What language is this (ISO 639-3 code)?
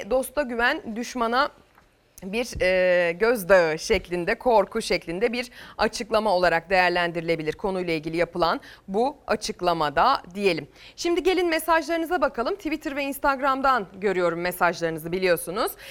tur